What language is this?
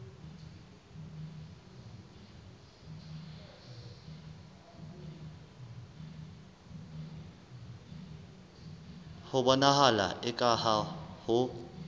Southern Sotho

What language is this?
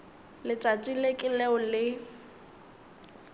Northern Sotho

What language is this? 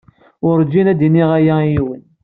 Kabyle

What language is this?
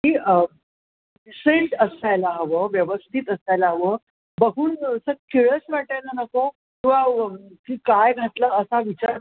Marathi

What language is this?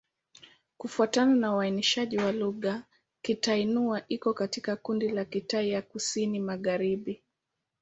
Swahili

